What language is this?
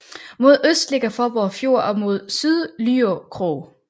Danish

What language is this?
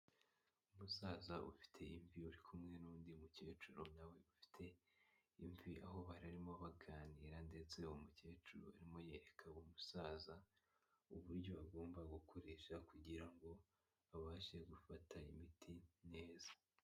Kinyarwanda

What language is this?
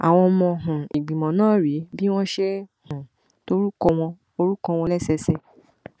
Yoruba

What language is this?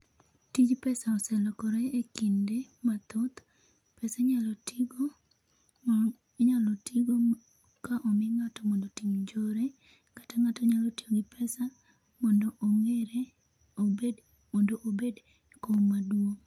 Luo (Kenya and Tanzania)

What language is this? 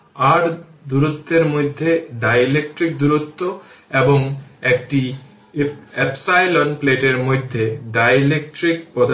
Bangla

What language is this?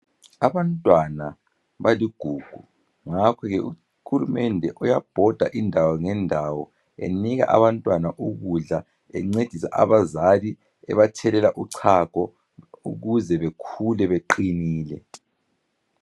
North Ndebele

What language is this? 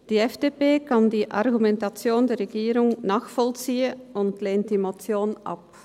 Swiss German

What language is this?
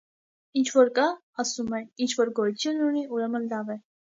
Armenian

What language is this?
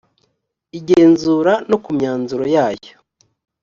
Kinyarwanda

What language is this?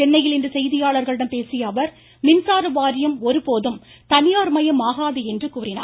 Tamil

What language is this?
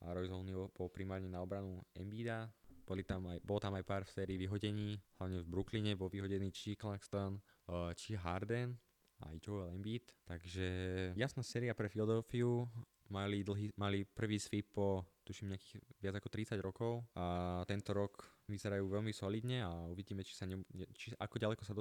Slovak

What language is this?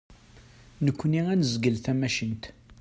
Kabyle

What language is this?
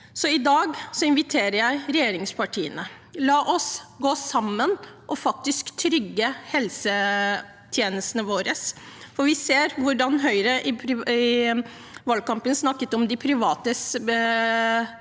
Norwegian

